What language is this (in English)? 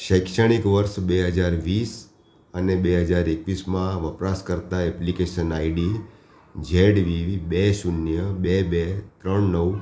Gujarati